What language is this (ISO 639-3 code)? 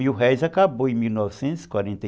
por